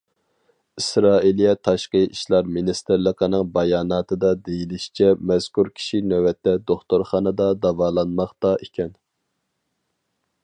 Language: Uyghur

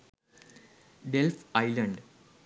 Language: Sinhala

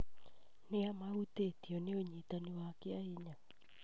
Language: Kikuyu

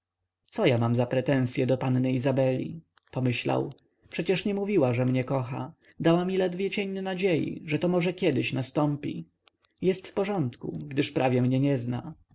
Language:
Polish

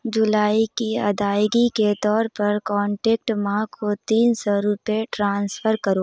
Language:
Urdu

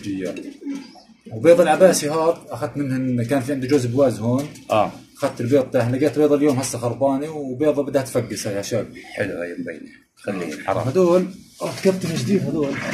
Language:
Arabic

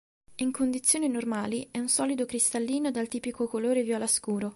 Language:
Italian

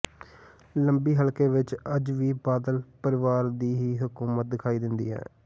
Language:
Punjabi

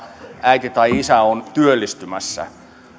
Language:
Finnish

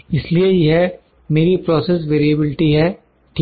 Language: Hindi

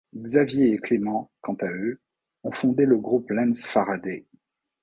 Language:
French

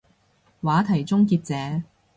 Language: Cantonese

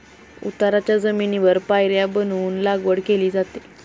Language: Marathi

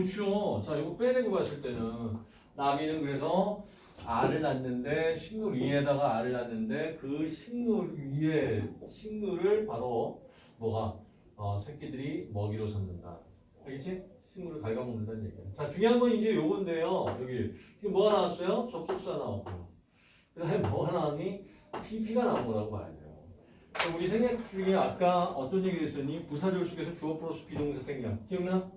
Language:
Korean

